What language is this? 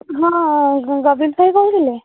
Odia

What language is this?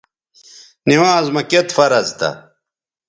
Bateri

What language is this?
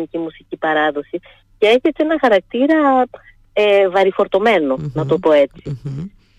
Greek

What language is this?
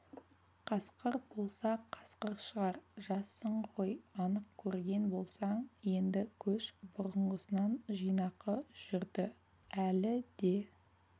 Kazakh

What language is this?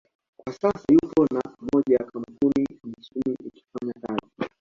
Swahili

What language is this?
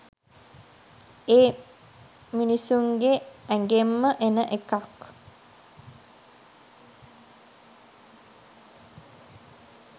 Sinhala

